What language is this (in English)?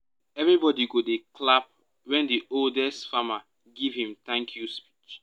Nigerian Pidgin